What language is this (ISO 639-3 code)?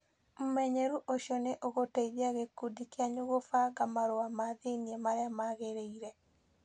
kik